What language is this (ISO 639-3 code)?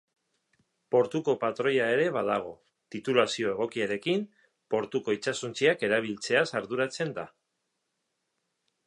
eus